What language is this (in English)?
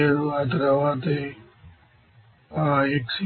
Telugu